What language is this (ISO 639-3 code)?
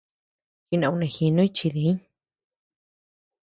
cux